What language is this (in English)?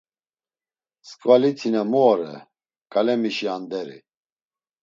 Laz